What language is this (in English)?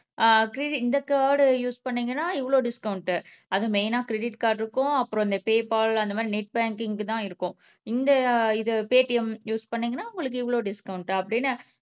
Tamil